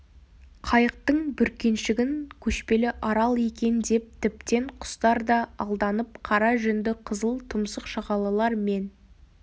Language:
Kazakh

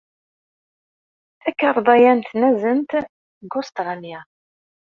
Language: Kabyle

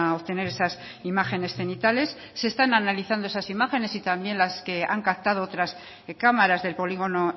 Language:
Spanish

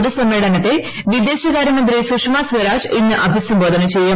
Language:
Malayalam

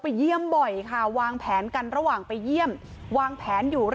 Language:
Thai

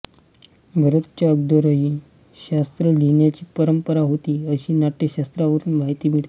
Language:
Marathi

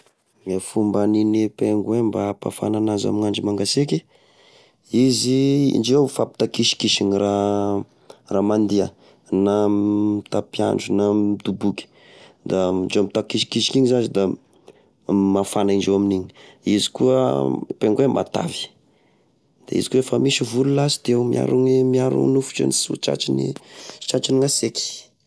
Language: Tesaka Malagasy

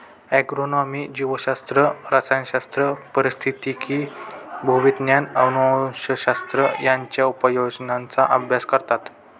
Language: Marathi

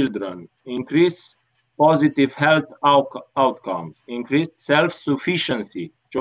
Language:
Romanian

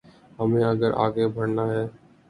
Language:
Urdu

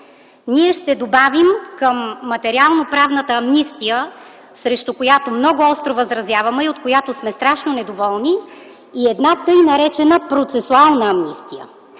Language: Bulgarian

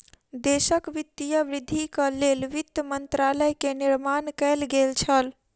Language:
Maithili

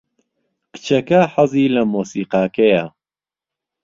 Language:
Central Kurdish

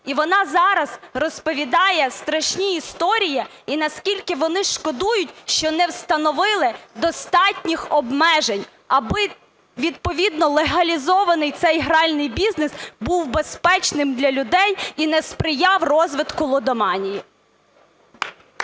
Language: Ukrainian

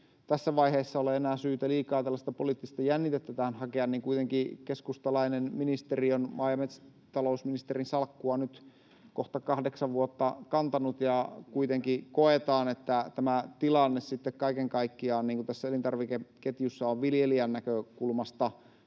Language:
Finnish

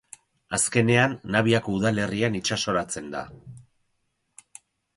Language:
Basque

